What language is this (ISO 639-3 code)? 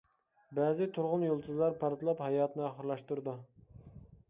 uig